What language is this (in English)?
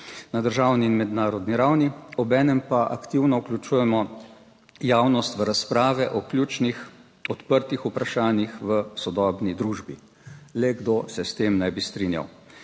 Slovenian